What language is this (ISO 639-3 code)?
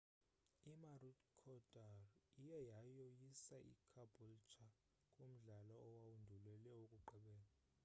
xho